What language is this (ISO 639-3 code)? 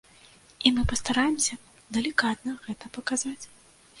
bel